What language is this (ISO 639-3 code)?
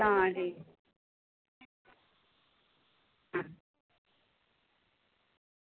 doi